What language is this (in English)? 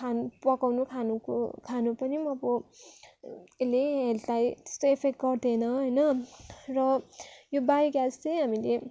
Nepali